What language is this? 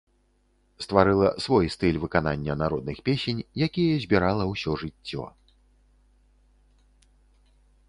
Belarusian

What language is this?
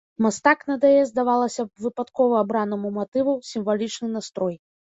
Belarusian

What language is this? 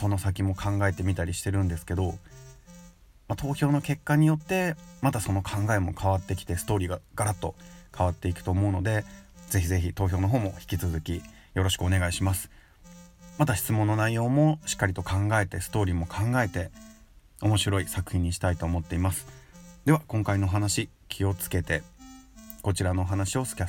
Japanese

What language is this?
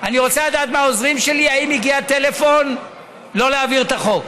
Hebrew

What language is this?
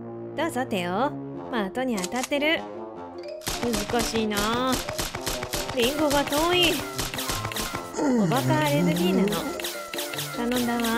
Japanese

